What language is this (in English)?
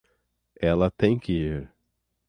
Portuguese